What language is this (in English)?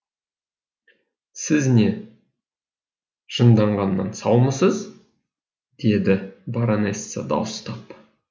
Kazakh